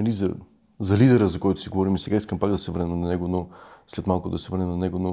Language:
Bulgarian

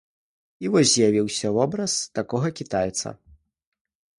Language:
Belarusian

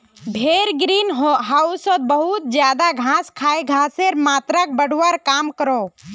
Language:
Magahi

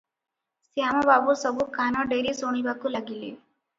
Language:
Odia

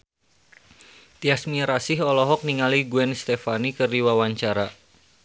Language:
Sundanese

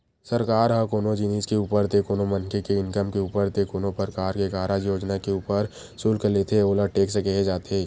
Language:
Chhattisgarhi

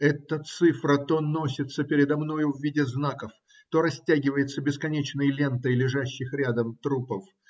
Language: Russian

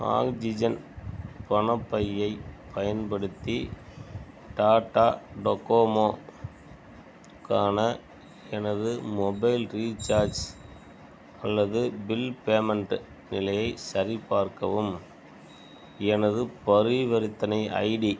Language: Tamil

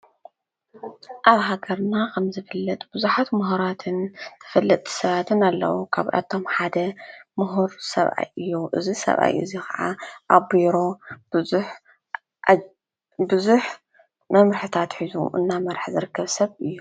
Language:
Tigrinya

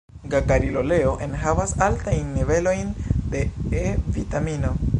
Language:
Esperanto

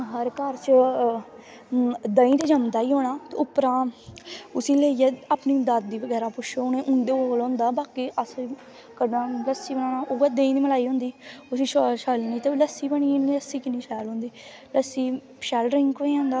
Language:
Dogri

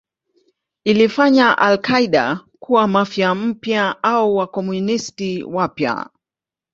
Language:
Swahili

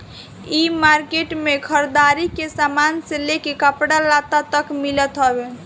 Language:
Bhojpuri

